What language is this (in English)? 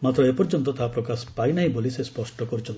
Odia